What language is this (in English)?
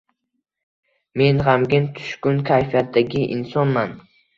Uzbek